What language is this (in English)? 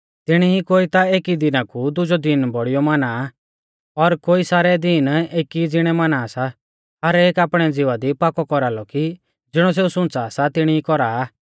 Mahasu Pahari